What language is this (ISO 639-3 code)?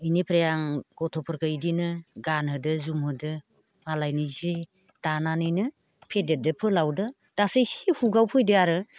brx